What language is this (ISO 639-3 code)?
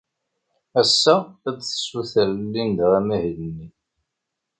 kab